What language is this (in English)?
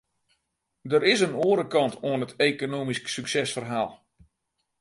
Western Frisian